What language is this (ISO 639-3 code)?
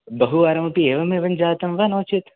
san